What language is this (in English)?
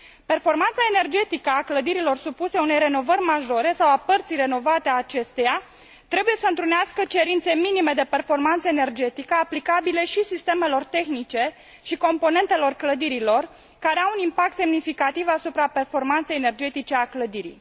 Romanian